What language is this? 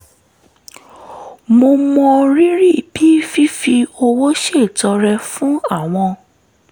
Yoruba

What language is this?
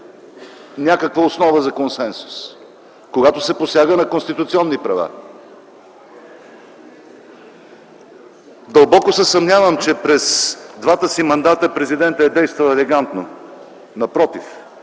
Bulgarian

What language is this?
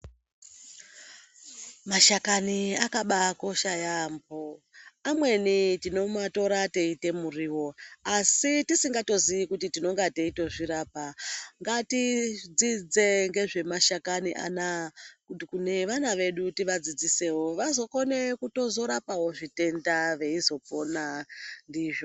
Ndau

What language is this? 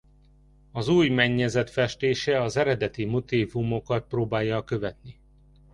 Hungarian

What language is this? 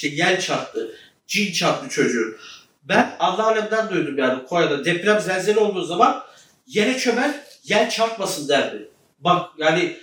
Turkish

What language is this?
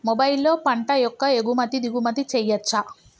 Telugu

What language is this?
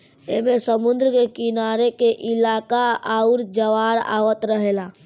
Bhojpuri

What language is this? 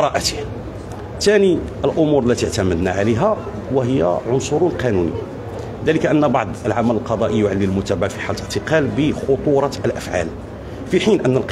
Arabic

